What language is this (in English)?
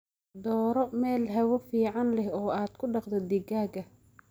Somali